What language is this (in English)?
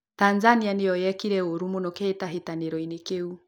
Kikuyu